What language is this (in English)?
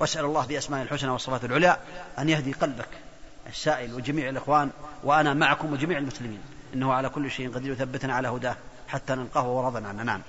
Arabic